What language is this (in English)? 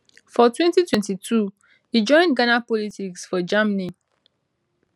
Nigerian Pidgin